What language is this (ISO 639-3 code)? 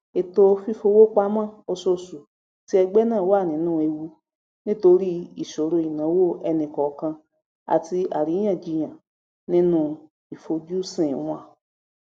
yor